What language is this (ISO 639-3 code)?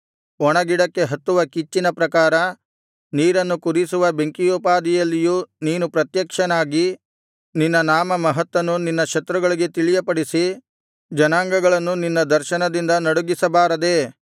kan